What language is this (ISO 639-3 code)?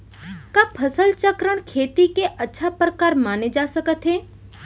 hne